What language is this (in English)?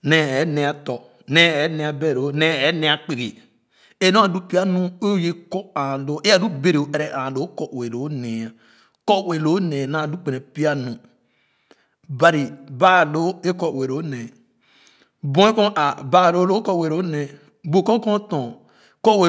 Khana